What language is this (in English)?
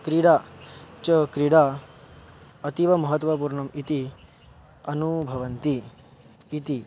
Sanskrit